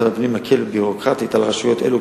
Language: Hebrew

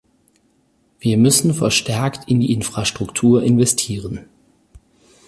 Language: German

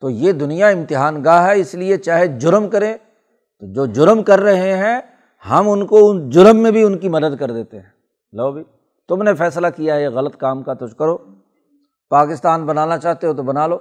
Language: Urdu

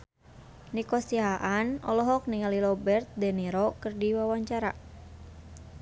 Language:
Sundanese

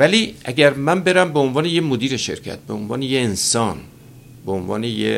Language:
Persian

